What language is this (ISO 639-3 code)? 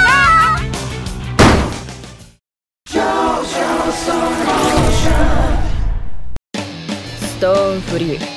jpn